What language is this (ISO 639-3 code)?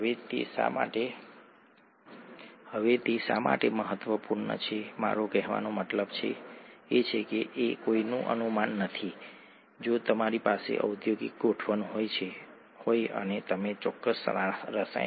guj